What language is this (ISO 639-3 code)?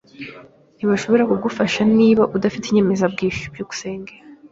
kin